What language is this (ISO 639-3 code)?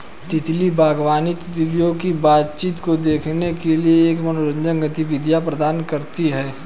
hin